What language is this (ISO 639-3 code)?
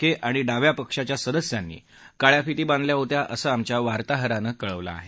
mar